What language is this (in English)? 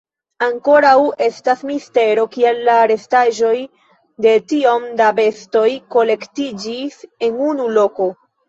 Esperanto